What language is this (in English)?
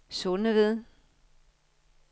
Danish